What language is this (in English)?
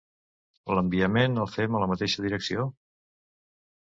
Catalan